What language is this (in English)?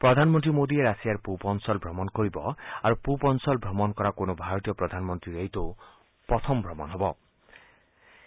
Assamese